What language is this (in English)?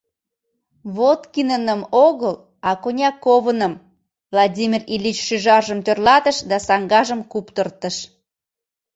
Mari